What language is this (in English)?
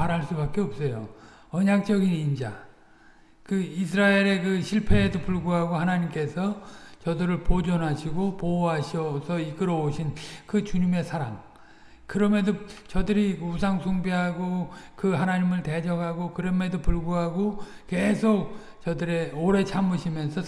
Korean